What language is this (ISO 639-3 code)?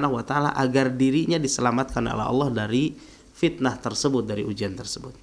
ind